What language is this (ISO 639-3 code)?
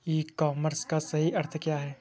hin